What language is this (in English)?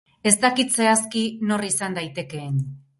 Basque